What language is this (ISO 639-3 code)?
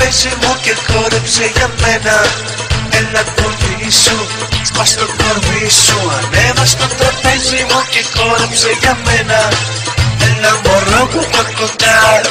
ell